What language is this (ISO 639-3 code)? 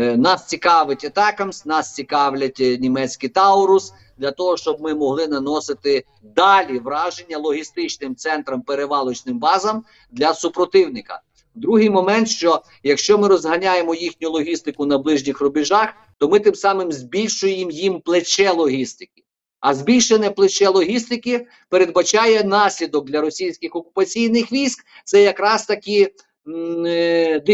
ukr